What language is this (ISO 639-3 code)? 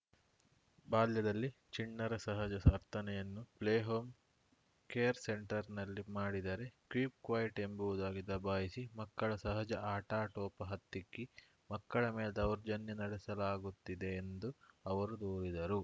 kan